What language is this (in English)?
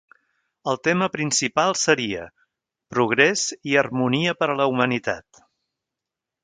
Catalan